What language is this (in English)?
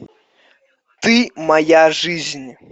Russian